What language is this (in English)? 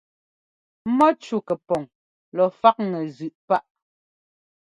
Ngomba